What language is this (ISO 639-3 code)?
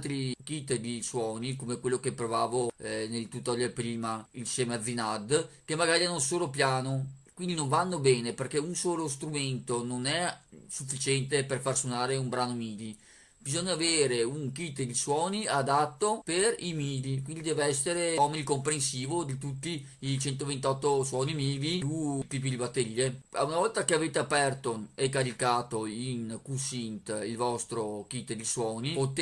ita